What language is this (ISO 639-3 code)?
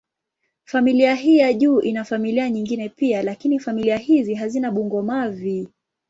swa